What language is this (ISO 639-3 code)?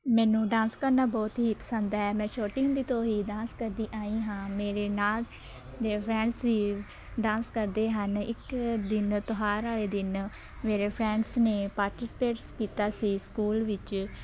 pan